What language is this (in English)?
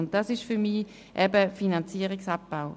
Swiss German